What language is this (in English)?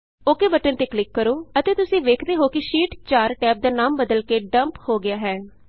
Punjabi